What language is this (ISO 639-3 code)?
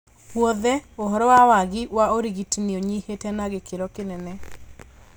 kik